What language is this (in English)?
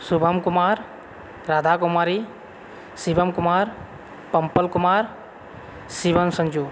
Maithili